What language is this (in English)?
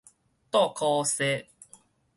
Min Nan Chinese